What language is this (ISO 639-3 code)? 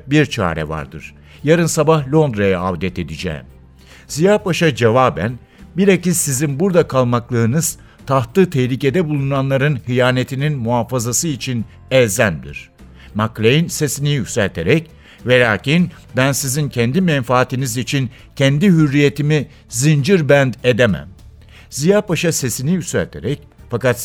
tur